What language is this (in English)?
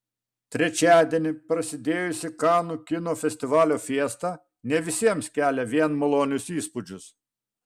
Lithuanian